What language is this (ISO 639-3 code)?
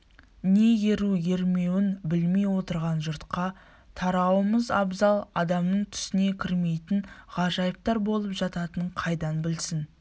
kaz